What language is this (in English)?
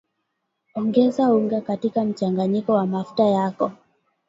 Swahili